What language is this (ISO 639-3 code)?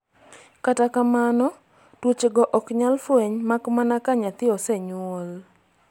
luo